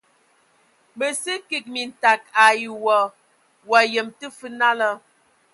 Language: Ewondo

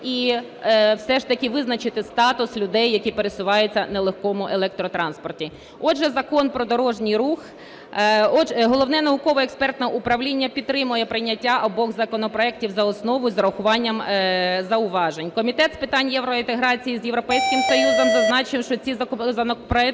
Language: Ukrainian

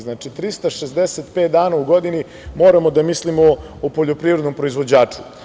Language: Serbian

